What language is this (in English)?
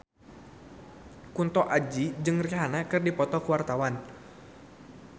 Sundanese